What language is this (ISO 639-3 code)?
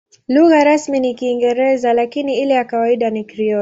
swa